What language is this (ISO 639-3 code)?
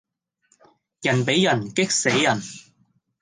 yue